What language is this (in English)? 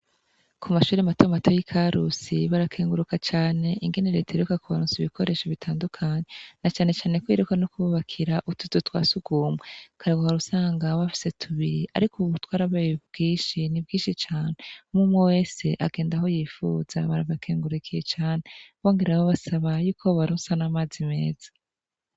Rundi